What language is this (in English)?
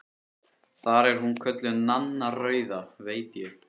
Icelandic